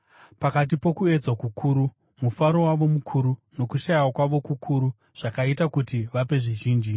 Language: Shona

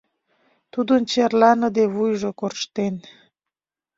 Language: Mari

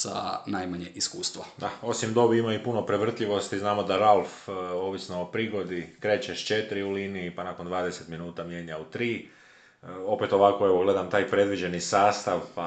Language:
Croatian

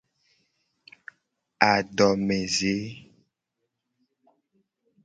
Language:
Gen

